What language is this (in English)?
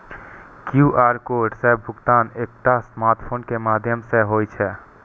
Maithili